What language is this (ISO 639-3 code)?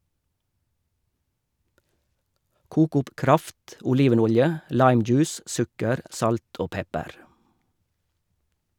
nor